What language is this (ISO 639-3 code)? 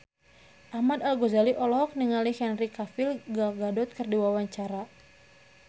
sun